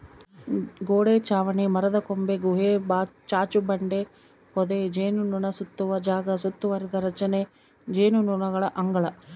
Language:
Kannada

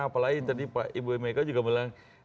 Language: Indonesian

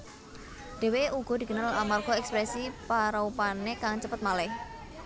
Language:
Javanese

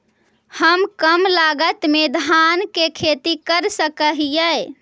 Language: Magahi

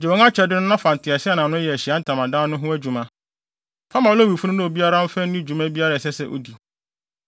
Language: Akan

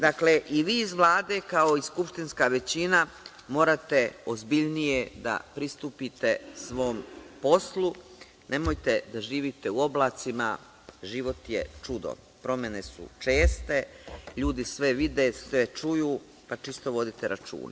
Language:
Serbian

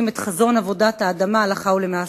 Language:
Hebrew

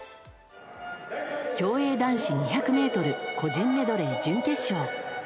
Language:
Japanese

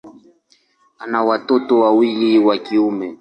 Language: Swahili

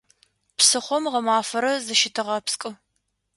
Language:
Adyghe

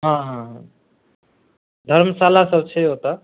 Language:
Maithili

